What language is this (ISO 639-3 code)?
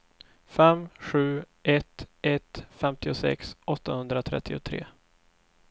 swe